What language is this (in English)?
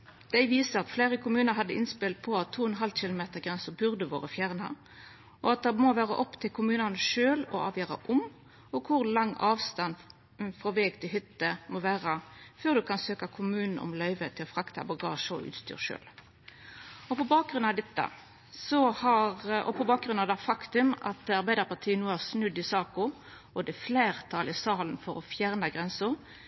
Norwegian Nynorsk